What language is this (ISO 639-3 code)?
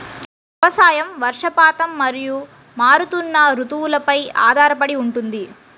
tel